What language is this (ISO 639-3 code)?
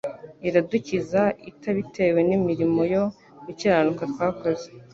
kin